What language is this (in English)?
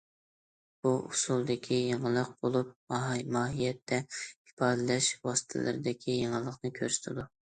Uyghur